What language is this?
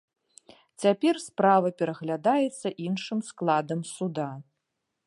Belarusian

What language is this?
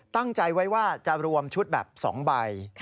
Thai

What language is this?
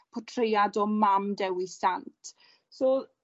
Welsh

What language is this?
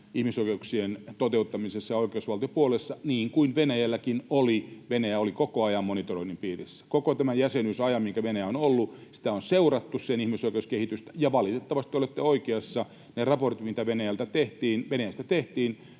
Finnish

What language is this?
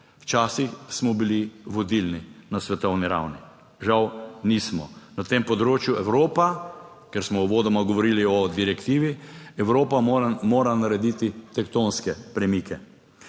Slovenian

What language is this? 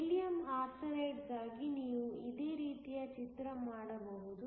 Kannada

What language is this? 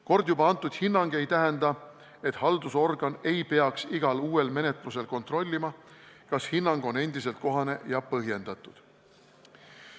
Estonian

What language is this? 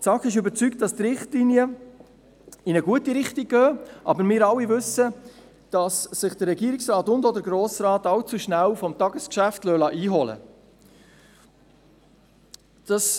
Swiss German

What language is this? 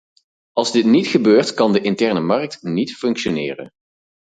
Dutch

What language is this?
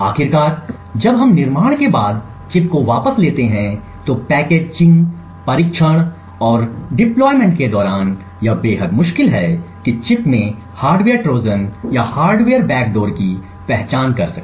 Hindi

